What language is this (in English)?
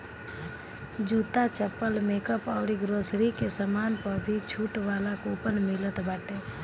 Bhojpuri